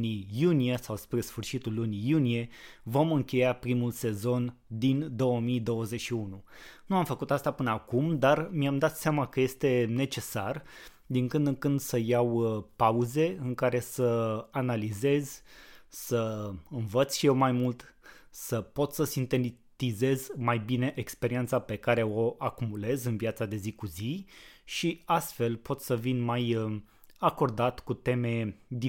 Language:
Romanian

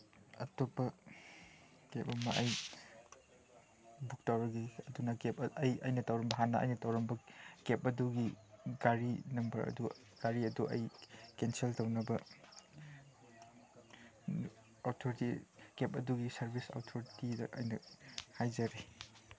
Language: Manipuri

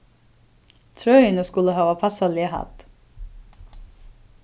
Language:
Faroese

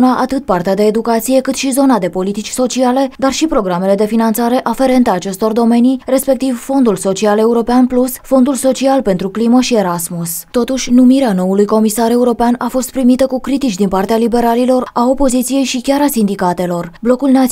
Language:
Romanian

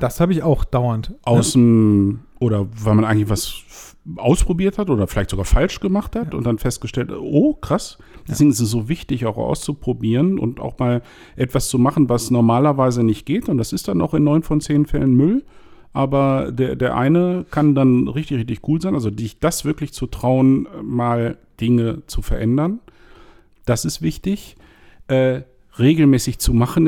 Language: German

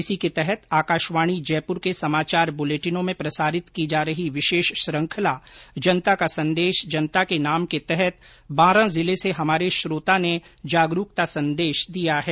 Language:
Hindi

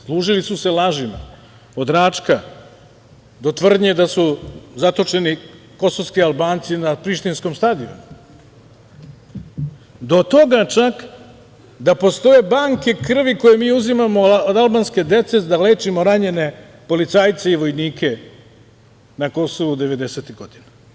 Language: Serbian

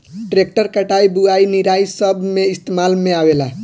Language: Bhojpuri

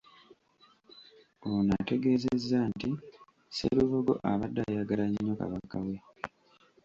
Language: Ganda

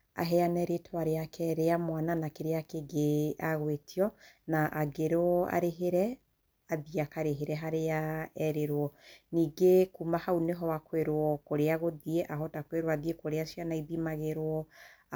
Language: Kikuyu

